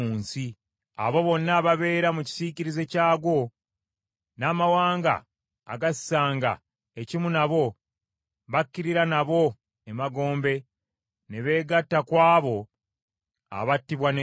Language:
Ganda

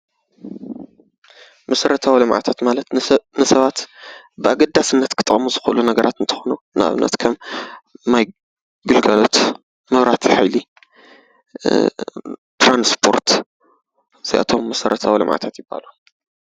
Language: Tigrinya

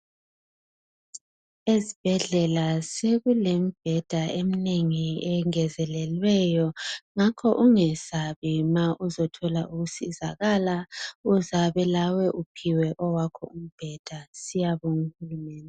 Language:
North Ndebele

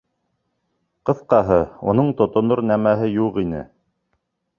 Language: Bashkir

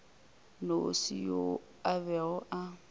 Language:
Northern Sotho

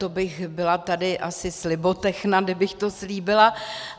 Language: Czech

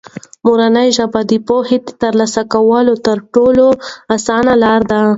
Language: Pashto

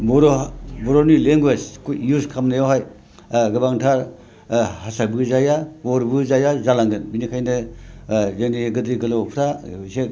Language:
Bodo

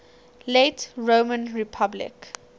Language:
English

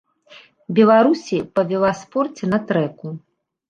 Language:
Belarusian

